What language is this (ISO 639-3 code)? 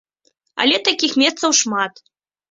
bel